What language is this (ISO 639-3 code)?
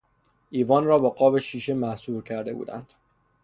fas